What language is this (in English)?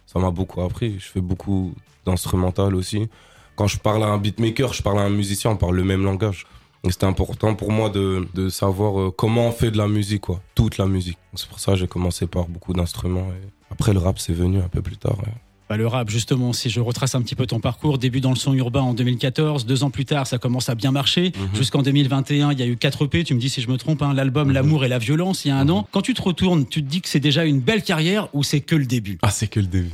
French